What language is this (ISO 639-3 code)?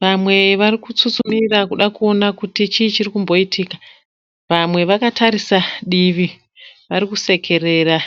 sna